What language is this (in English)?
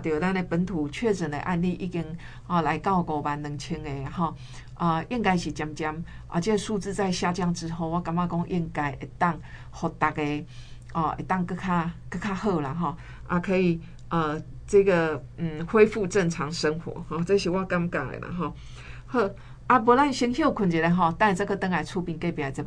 Chinese